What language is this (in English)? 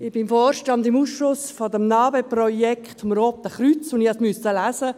Swiss German